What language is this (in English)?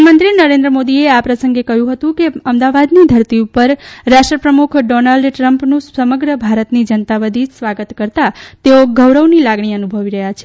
Gujarati